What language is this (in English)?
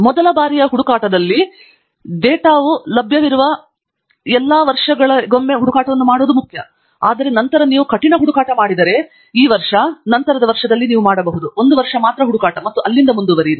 Kannada